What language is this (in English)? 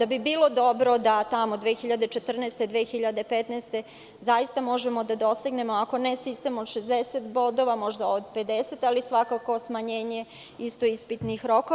Serbian